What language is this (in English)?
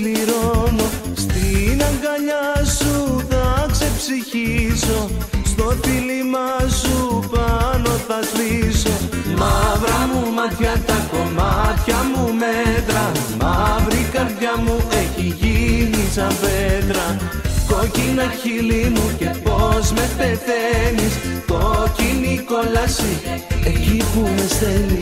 Greek